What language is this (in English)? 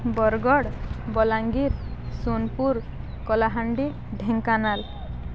Odia